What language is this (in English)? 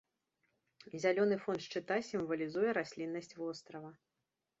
Belarusian